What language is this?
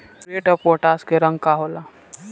Bhojpuri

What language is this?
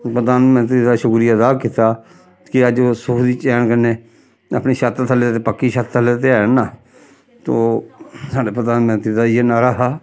Dogri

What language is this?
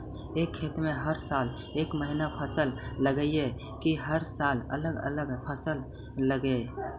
Magahi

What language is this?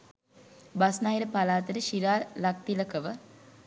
Sinhala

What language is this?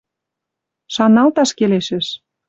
Western Mari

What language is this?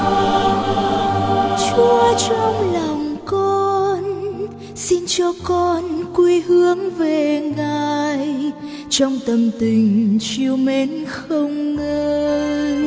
Vietnamese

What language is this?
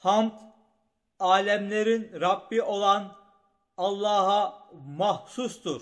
Turkish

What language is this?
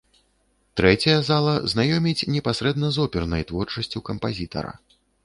Belarusian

